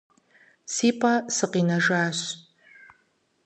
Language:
Kabardian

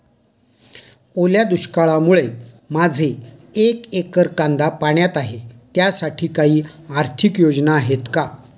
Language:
Marathi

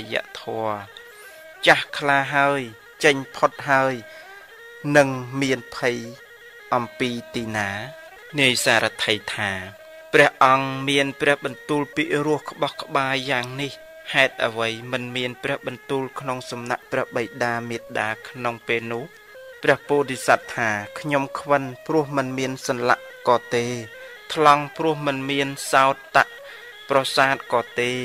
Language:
Thai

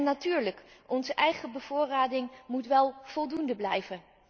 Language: Dutch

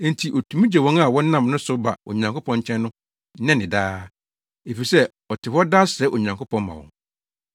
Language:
Akan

